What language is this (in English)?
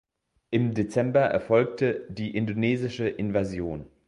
German